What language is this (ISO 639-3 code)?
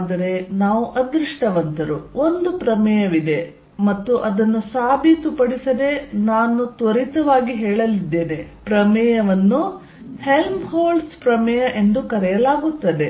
kan